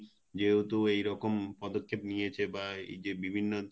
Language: Bangla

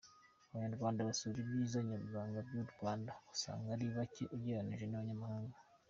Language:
Kinyarwanda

